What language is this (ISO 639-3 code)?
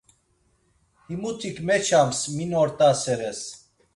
lzz